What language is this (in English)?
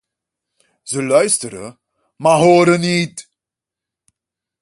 Dutch